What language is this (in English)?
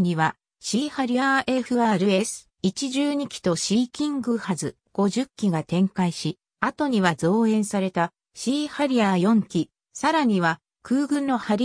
Japanese